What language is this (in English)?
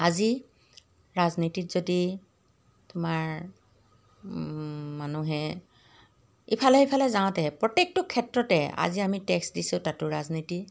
Assamese